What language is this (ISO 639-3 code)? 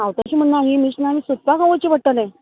kok